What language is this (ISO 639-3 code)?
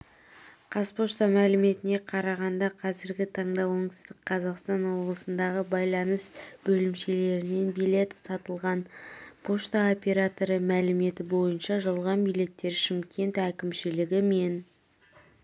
kaz